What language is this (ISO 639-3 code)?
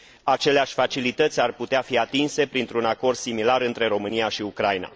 ron